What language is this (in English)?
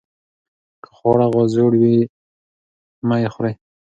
Pashto